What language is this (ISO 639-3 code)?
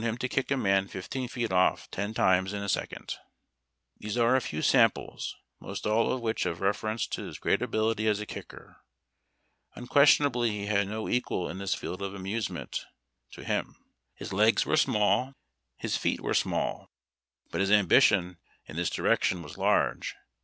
eng